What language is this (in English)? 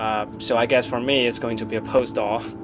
English